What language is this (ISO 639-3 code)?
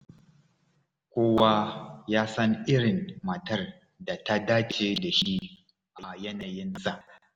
hau